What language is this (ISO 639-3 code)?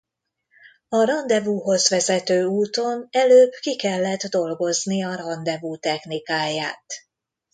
hun